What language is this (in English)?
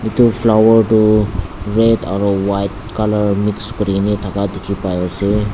Naga Pidgin